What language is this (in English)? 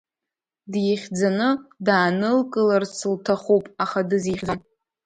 Abkhazian